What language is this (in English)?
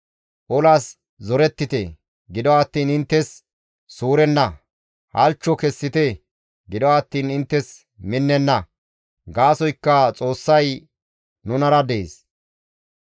Gamo